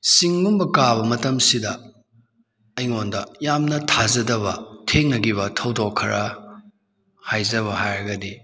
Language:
Manipuri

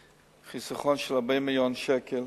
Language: Hebrew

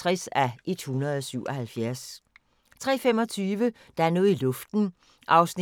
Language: Danish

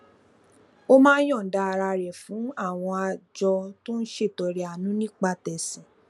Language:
Yoruba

